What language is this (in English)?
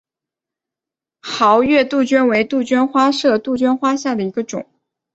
Chinese